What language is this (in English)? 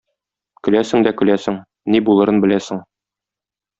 Tatar